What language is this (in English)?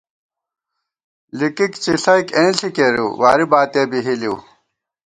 Gawar-Bati